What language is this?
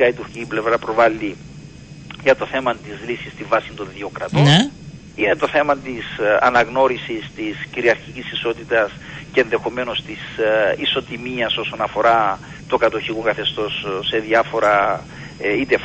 Greek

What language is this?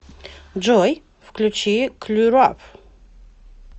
Russian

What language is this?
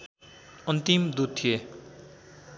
Nepali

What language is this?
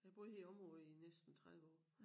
Danish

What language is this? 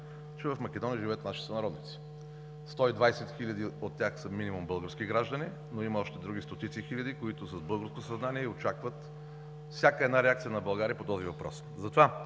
Bulgarian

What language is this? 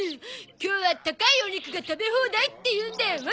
Japanese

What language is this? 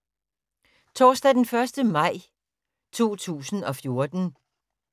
Danish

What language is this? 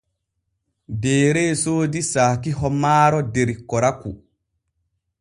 Borgu Fulfulde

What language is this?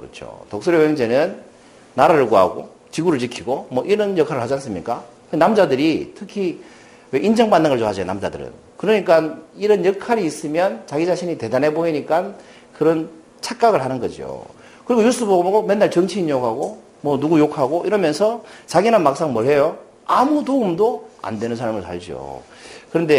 Korean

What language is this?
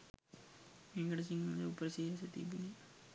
Sinhala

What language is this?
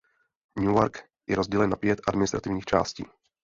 Czech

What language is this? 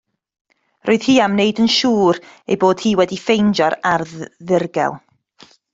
Welsh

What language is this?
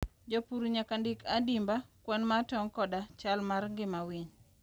Luo (Kenya and Tanzania)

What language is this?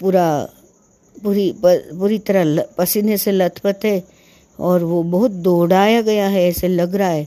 Hindi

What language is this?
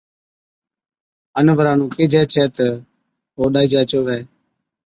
Od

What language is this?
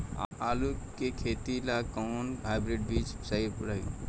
Bhojpuri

